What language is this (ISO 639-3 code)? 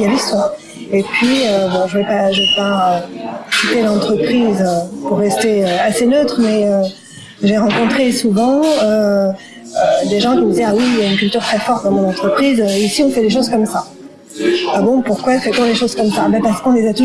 fra